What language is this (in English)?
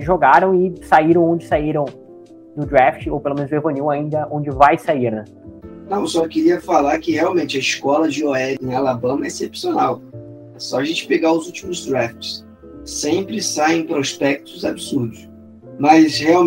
Portuguese